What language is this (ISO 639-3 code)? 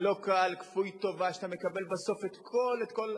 heb